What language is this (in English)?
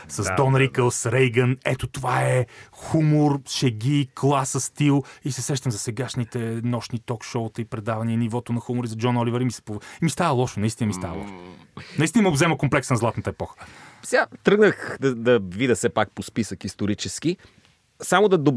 Bulgarian